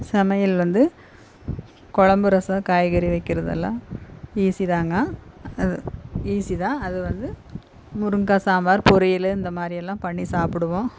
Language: Tamil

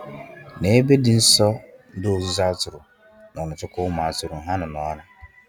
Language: Igbo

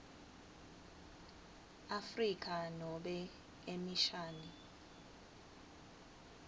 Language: Swati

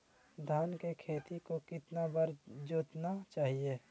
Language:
Magahi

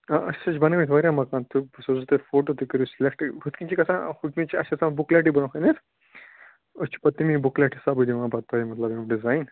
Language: Kashmiri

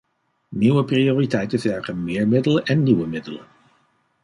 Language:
Dutch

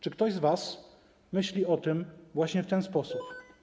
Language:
Polish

